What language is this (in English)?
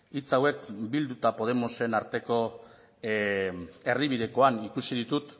Basque